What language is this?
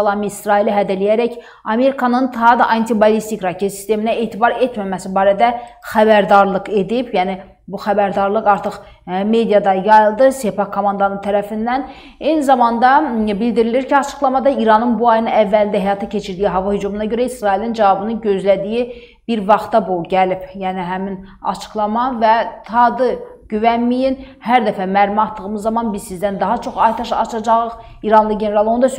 Turkish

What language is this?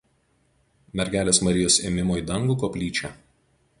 Lithuanian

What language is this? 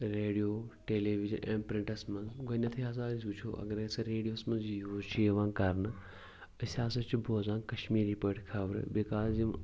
Kashmiri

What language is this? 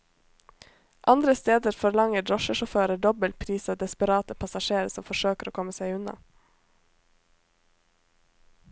Norwegian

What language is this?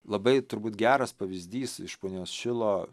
Lithuanian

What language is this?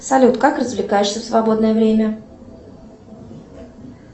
Russian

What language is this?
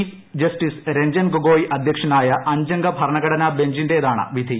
Malayalam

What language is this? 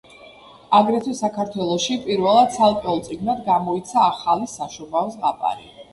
Georgian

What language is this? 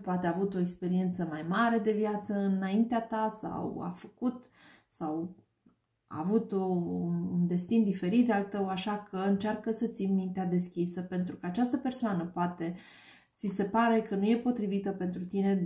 Romanian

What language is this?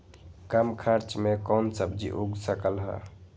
Magahi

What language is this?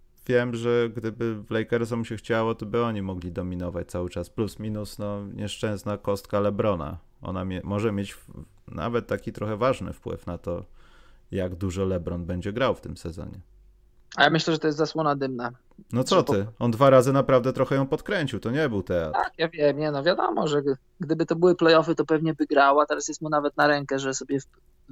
Polish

